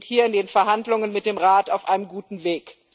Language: German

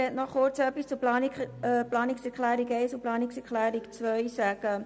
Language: Swiss German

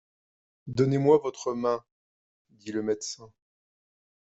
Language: French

